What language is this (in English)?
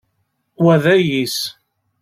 Kabyle